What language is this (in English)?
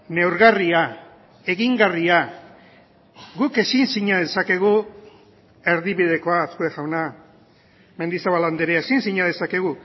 Basque